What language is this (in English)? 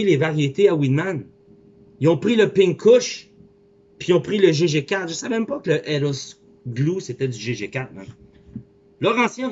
French